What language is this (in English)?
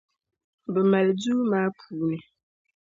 Dagbani